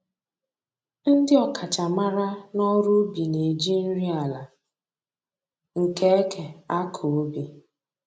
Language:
Igbo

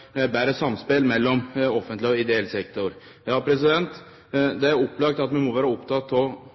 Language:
Norwegian Nynorsk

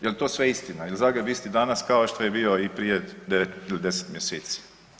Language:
Croatian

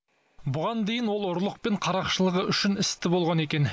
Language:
Kazakh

